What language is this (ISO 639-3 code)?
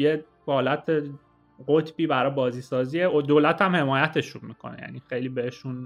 fas